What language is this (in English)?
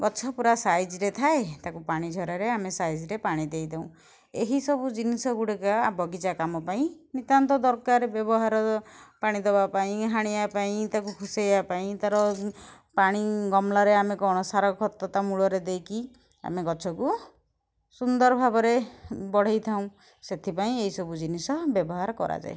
Odia